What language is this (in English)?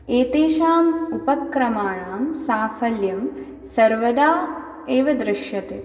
Sanskrit